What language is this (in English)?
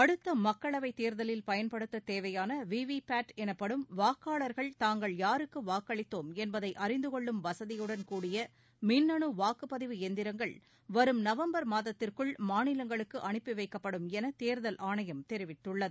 Tamil